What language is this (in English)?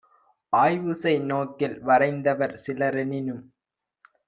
Tamil